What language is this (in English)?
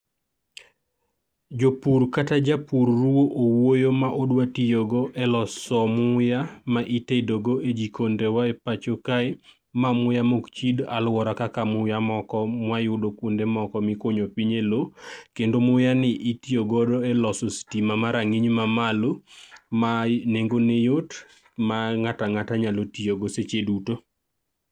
Luo (Kenya and Tanzania)